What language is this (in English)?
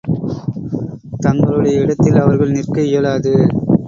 Tamil